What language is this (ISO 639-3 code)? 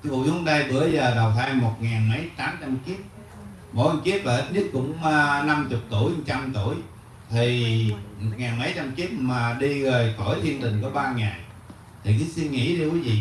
vie